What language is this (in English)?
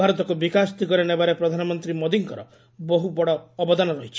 Odia